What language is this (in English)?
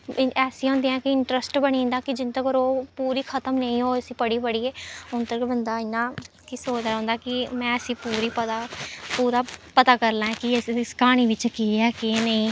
Dogri